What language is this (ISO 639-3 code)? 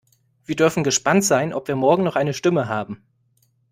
deu